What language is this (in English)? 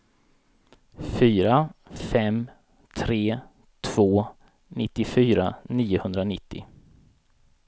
Swedish